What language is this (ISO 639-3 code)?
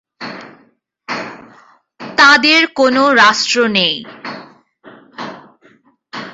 ben